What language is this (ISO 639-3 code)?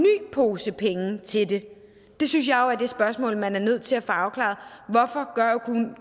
dan